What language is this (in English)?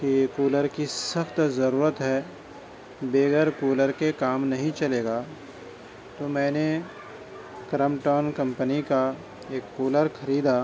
Urdu